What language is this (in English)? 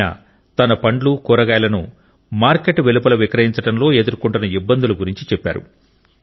Telugu